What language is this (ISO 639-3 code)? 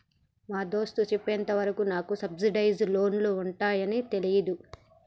tel